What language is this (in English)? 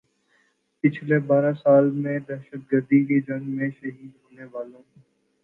Urdu